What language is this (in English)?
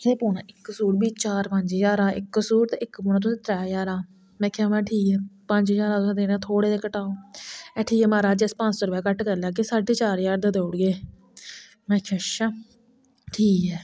Dogri